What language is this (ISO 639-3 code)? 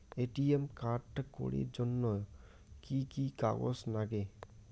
ben